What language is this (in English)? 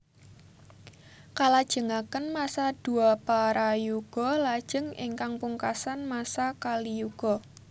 Javanese